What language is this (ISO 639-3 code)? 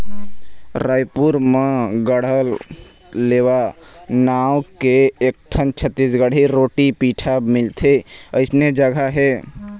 hne